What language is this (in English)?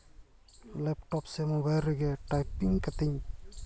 Santali